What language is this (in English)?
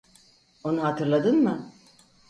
Turkish